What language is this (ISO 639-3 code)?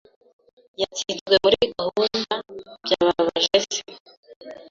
kin